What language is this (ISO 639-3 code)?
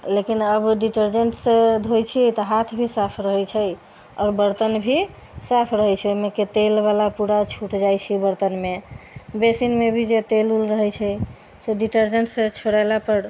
mai